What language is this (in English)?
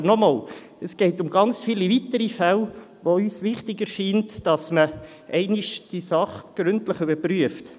Swiss German